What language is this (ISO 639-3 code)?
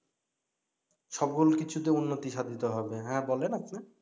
ben